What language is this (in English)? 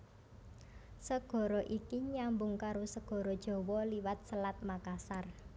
Javanese